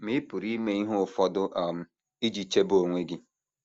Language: Igbo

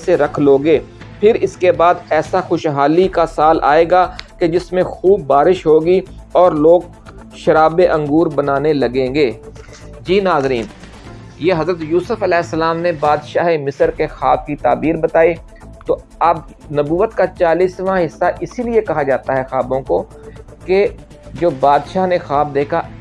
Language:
Urdu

